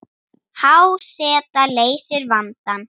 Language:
Icelandic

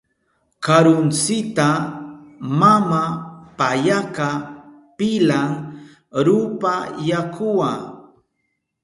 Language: Southern Pastaza Quechua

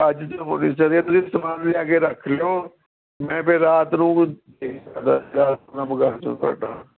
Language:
Punjabi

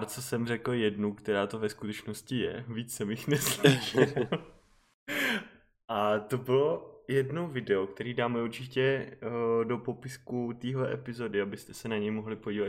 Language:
Czech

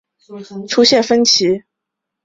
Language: Chinese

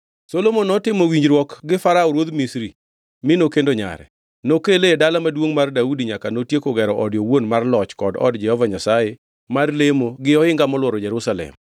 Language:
Luo (Kenya and Tanzania)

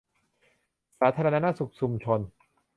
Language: Thai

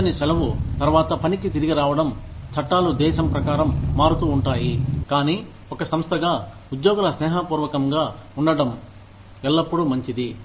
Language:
Telugu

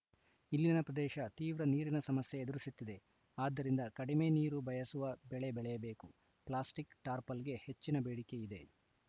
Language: Kannada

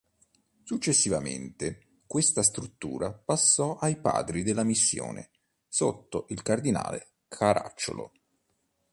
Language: Italian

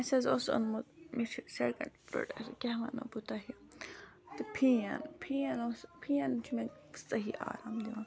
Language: Kashmiri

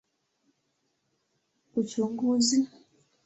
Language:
Swahili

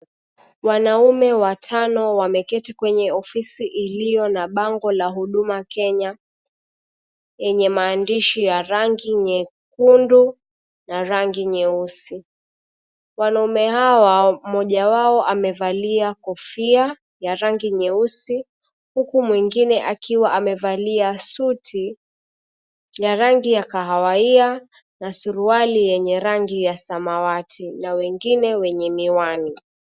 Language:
Swahili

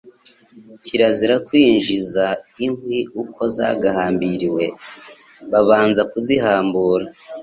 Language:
Kinyarwanda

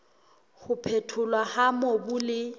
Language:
Southern Sotho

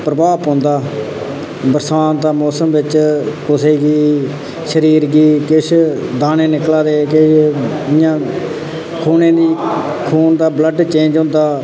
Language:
Dogri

